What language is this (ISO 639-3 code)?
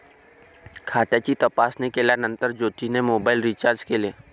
mar